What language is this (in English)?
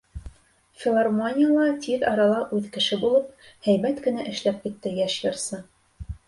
Bashkir